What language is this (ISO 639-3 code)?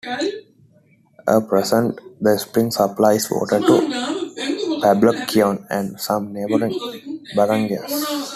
eng